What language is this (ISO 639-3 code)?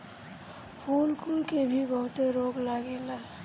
bho